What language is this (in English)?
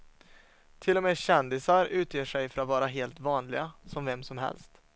Swedish